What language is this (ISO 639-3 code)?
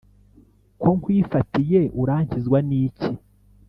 kin